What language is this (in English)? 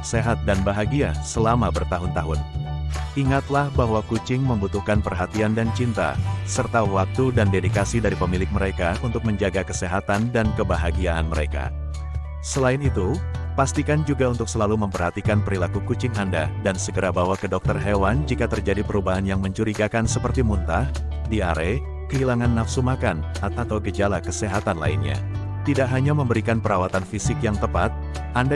Indonesian